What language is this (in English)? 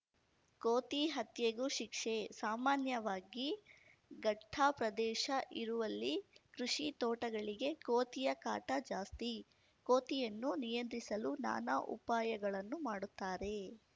Kannada